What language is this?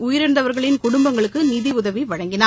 Tamil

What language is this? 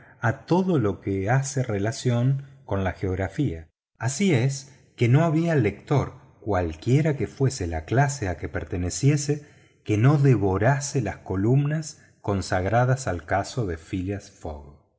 Spanish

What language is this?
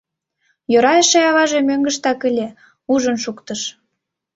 Mari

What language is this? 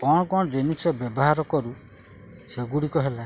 Odia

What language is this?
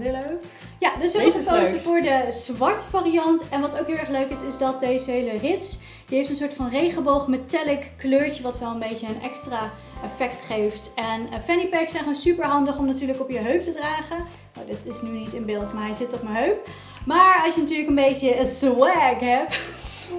Dutch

